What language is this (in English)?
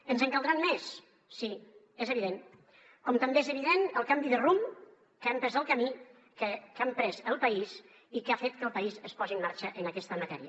Catalan